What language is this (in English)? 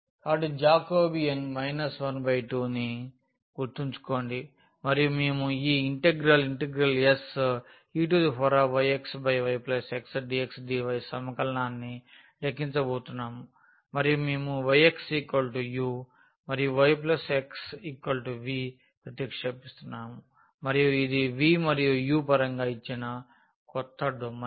Telugu